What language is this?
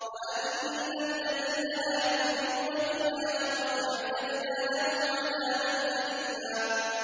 Arabic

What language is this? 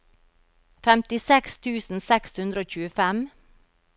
Norwegian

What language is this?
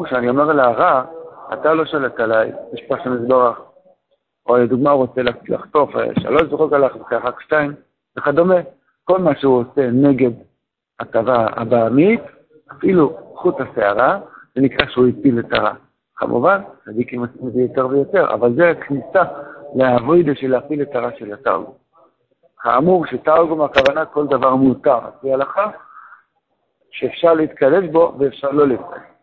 Hebrew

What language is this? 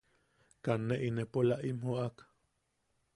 Yaqui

